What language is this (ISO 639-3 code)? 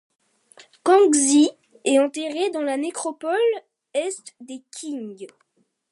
fra